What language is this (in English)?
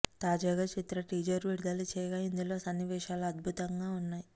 Telugu